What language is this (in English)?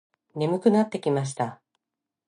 Japanese